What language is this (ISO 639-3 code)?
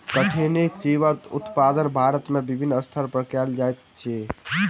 mai